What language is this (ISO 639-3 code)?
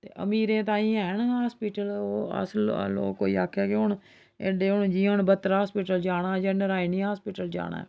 doi